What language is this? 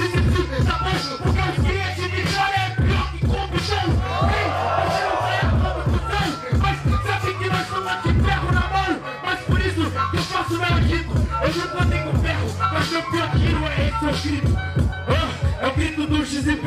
Portuguese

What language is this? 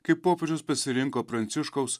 Lithuanian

